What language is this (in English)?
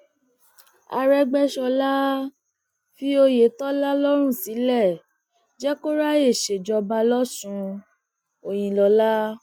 Yoruba